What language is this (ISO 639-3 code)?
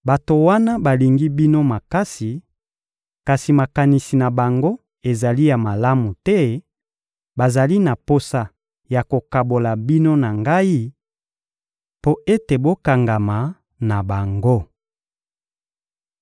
lin